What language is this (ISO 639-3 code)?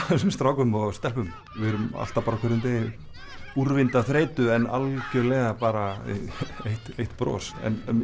isl